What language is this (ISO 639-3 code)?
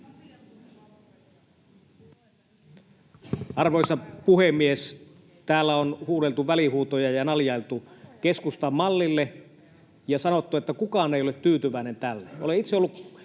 fin